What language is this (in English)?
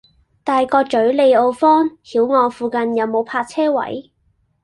Cantonese